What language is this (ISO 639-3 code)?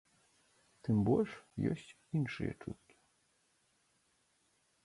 bel